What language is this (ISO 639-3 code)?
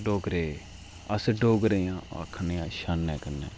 doi